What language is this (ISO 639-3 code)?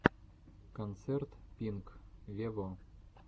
rus